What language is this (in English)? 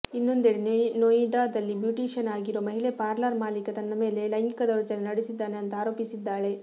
Kannada